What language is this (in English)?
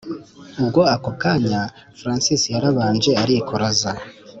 Kinyarwanda